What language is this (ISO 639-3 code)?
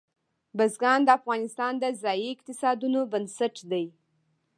pus